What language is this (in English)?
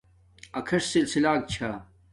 Domaaki